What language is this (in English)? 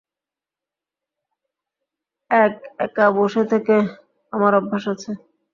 Bangla